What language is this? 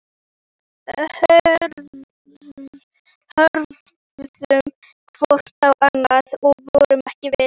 Icelandic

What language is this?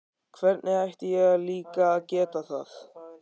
Icelandic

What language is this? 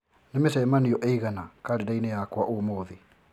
Kikuyu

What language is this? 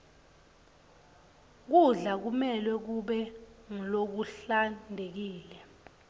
Swati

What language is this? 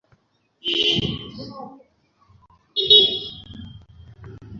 Bangla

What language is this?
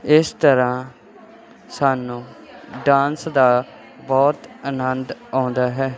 Punjabi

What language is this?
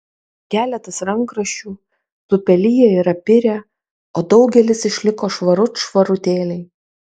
Lithuanian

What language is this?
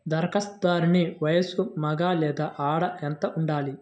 Telugu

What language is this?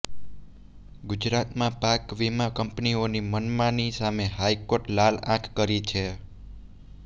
Gujarati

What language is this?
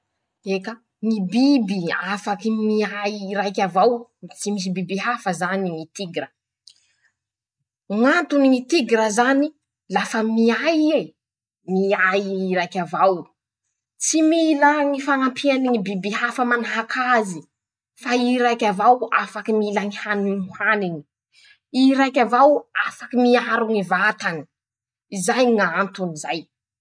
Masikoro Malagasy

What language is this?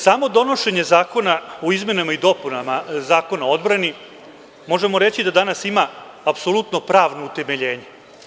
Serbian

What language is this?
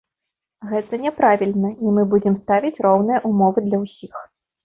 Belarusian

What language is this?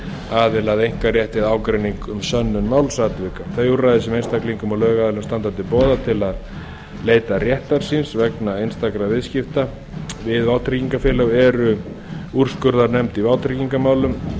Icelandic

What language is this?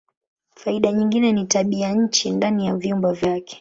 Swahili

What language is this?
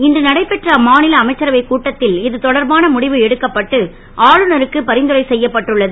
Tamil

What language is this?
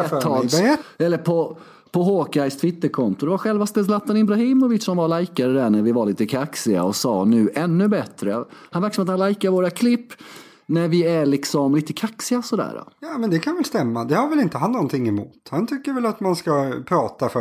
Swedish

